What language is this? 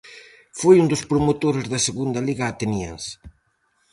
Galician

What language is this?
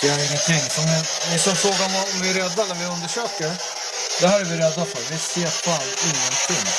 Swedish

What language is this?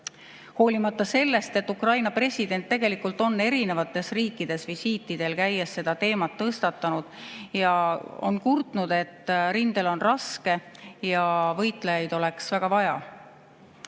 Estonian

